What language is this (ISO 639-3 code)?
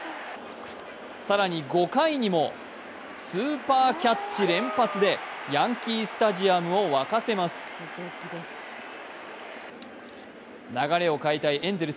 jpn